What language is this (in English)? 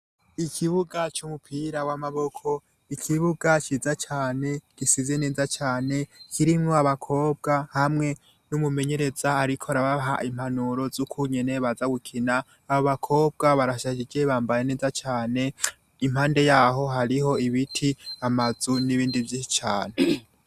Rundi